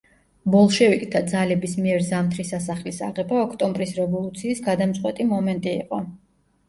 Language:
Georgian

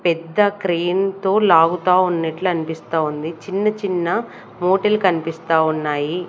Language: Telugu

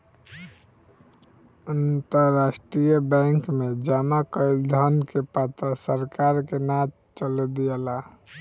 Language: Bhojpuri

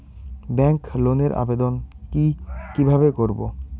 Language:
Bangla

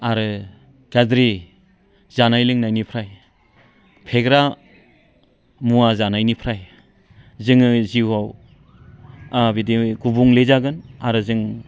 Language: Bodo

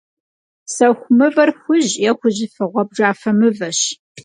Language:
Kabardian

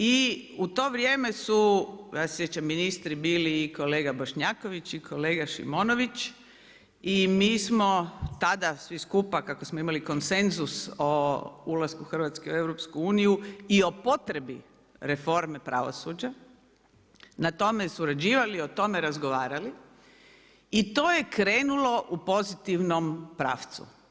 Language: Croatian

